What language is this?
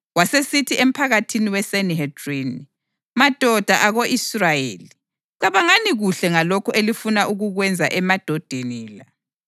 North Ndebele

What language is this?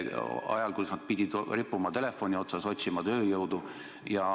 Estonian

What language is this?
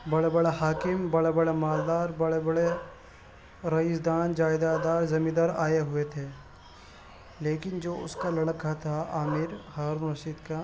Urdu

